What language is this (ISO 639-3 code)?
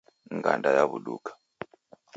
dav